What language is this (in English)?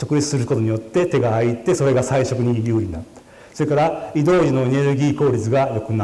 Japanese